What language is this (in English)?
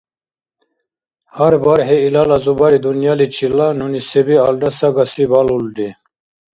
Dargwa